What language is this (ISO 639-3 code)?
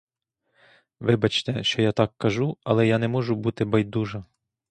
ukr